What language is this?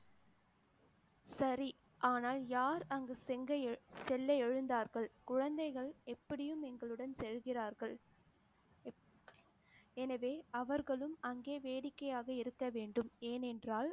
Tamil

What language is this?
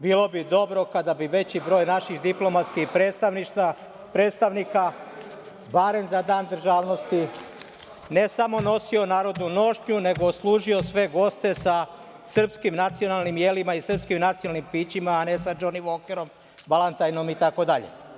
Serbian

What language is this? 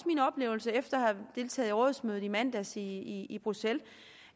Danish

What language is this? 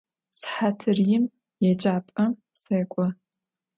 Adyghe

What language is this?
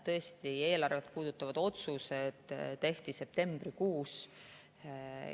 Estonian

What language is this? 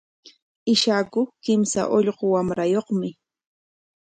Corongo Ancash Quechua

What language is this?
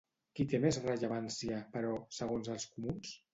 Catalan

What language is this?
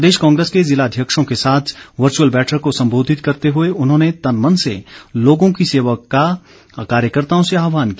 Hindi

